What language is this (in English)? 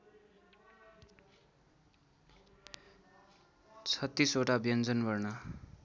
Nepali